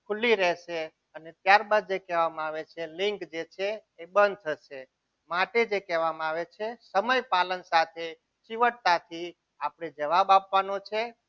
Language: Gujarati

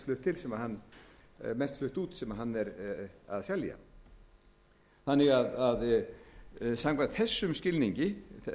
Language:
Icelandic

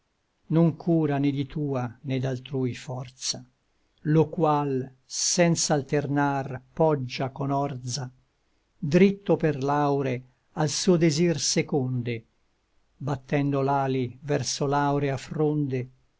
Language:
Italian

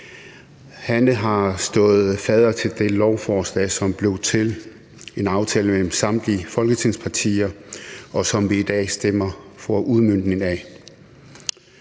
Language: Danish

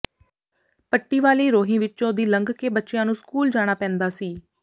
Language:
Punjabi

